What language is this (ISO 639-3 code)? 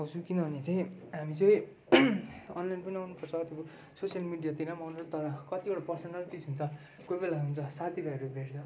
nep